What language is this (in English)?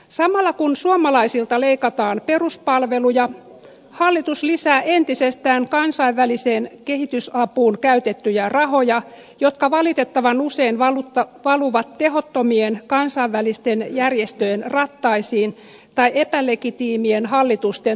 Finnish